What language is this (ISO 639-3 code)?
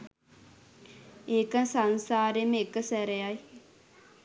sin